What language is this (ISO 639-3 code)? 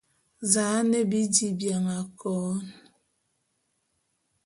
bum